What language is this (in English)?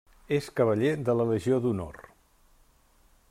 Catalan